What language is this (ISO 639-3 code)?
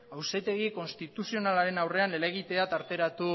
eus